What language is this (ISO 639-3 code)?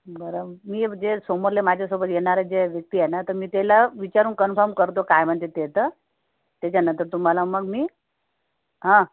mar